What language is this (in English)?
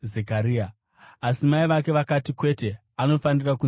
Shona